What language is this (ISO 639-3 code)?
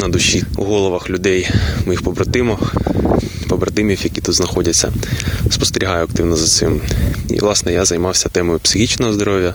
ukr